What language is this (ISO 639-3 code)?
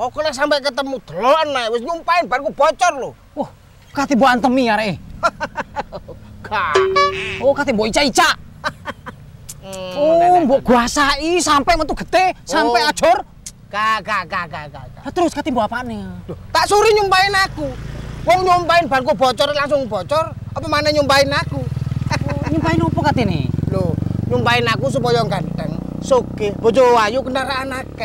ind